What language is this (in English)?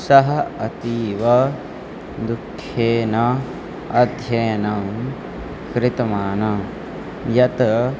Sanskrit